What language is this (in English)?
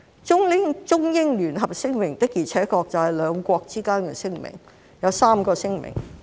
Cantonese